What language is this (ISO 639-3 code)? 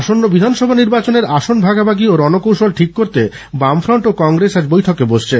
ben